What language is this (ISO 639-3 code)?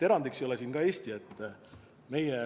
est